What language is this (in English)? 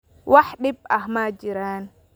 Somali